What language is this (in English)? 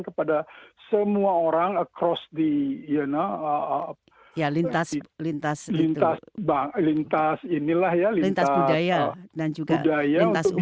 Indonesian